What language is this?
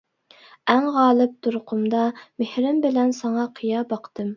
Uyghur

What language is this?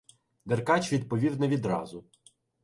Ukrainian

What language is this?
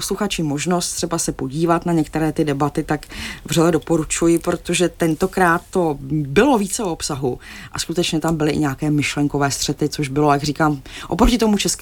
Czech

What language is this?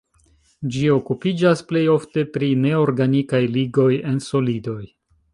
Esperanto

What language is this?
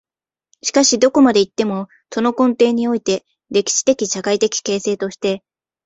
Japanese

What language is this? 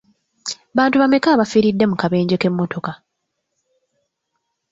Ganda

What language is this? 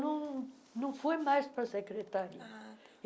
Portuguese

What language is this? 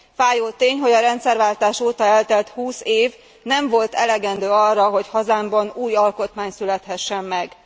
Hungarian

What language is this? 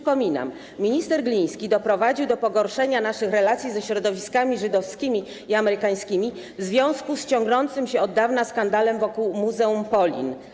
Polish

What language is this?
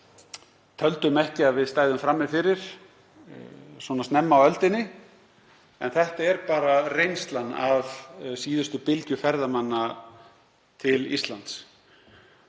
Icelandic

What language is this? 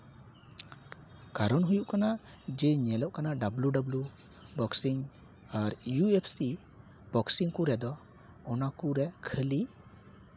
Santali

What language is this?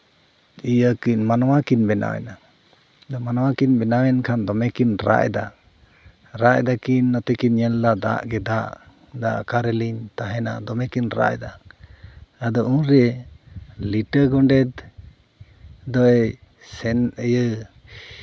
Santali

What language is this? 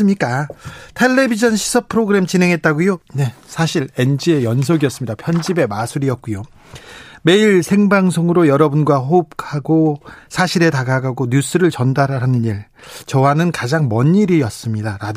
Korean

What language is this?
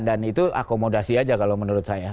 Indonesian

